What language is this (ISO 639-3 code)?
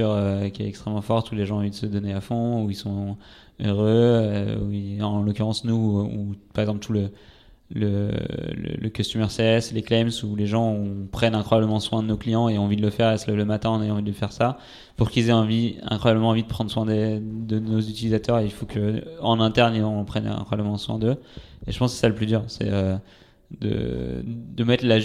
fra